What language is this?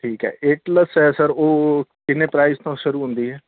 Punjabi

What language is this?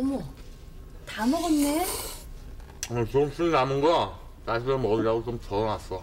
Korean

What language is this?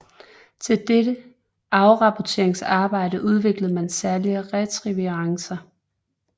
Danish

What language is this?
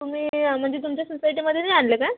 Marathi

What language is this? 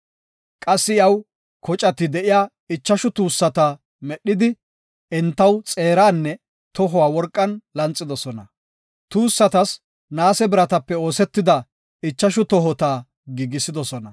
Gofa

